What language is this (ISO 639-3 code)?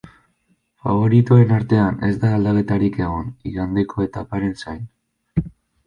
eus